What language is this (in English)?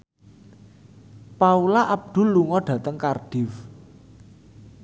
Javanese